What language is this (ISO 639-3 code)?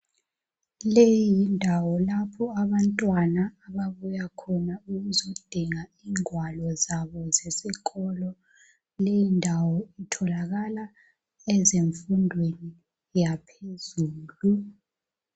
nde